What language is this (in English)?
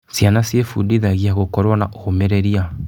Kikuyu